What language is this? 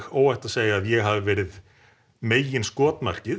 Icelandic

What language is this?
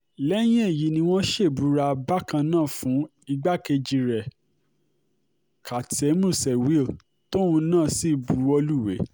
Yoruba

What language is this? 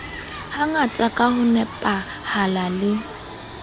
Southern Sotho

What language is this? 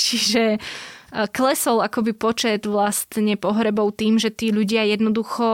Slovak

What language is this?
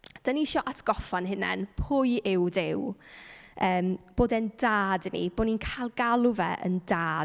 Welsh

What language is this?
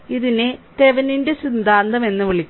Malayalam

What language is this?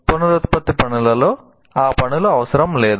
Telugu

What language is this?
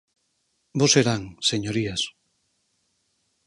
Galician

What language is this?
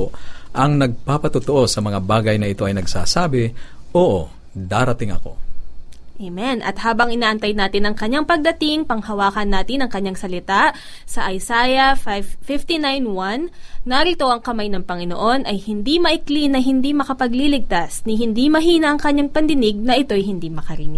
Filipino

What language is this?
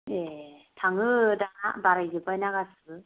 Bodo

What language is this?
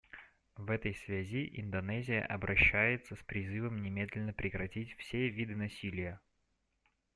Russian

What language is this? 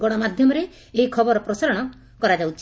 Odia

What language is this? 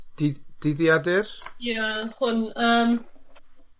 Welsh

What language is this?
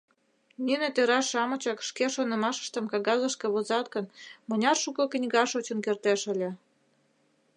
Mari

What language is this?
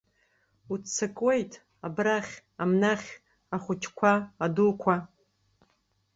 Abkhazian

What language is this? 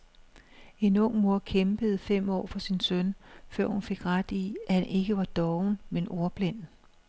Danish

